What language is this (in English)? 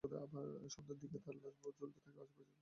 Bangla